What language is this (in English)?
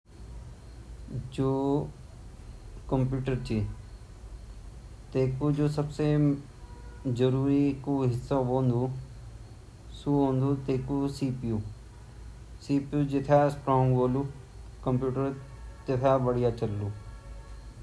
Garhwali